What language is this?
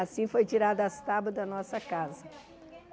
Portuguese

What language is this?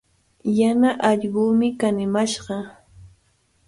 Cajatambo North Lima Quechua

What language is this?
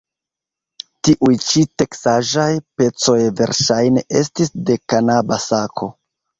Esperanto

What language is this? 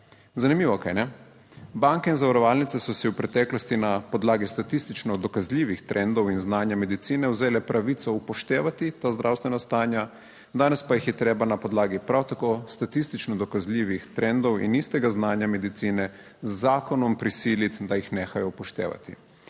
Slovenian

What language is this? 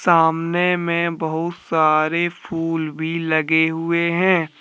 Hindi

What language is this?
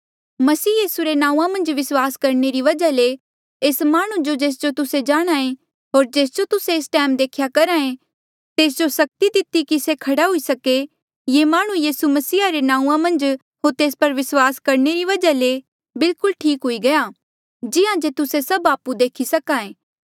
Mandeali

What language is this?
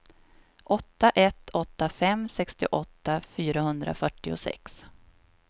Swedish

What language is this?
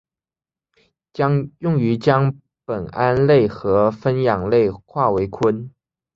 Chinese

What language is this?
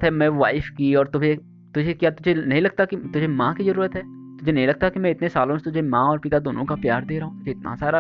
Hindi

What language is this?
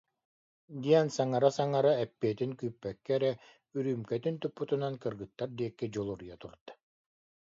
Yakut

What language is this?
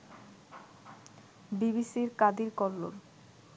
Bangla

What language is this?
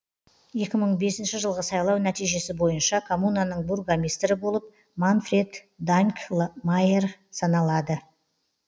Kazakh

